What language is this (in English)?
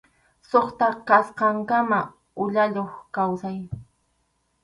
Arequipa-La Unión Quechua